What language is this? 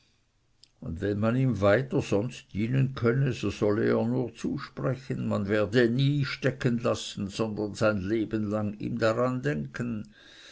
German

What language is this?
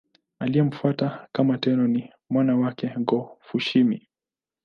Swahili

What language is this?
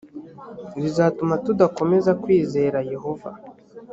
Kinyarwanda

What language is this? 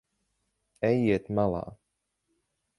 Latvian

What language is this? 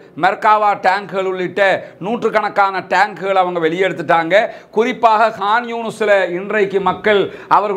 Romanian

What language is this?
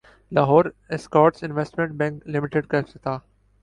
Urdu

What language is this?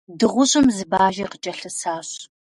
Kabardian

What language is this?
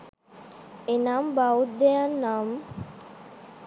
Sinhala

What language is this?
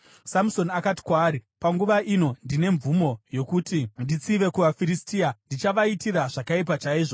Shona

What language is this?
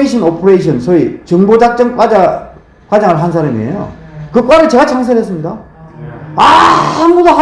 Korean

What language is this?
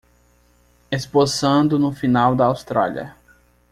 Portuguese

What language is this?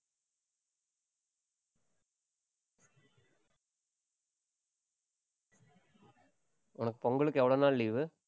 Tamil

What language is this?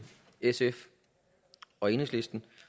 Danish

